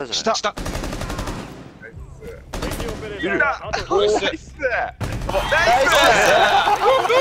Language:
Japanese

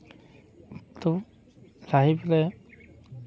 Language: Santali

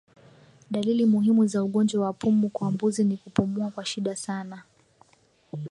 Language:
Swahili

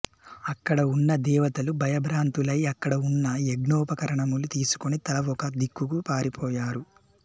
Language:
Telugu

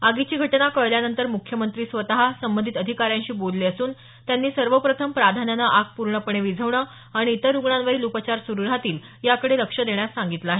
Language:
Marathi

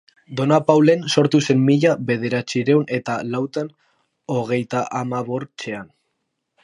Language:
Basque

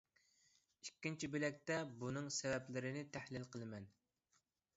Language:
Uyghur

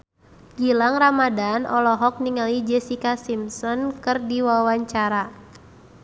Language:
Sundanese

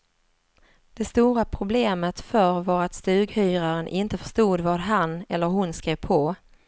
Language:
Swedish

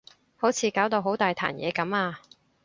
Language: Cantonese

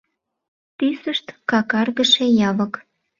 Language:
Mari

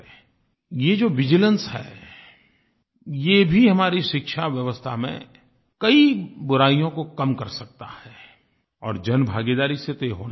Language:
Hindi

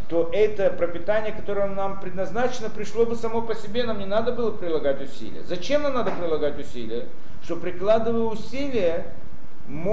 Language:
Russian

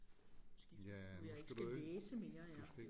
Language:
Danish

